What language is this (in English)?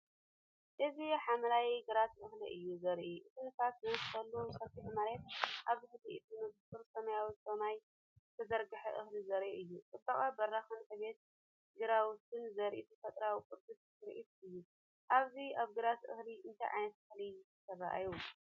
Tigrinya